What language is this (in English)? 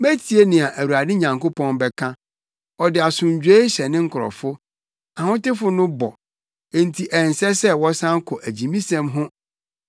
Akan